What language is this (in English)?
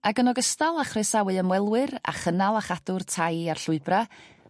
Welsh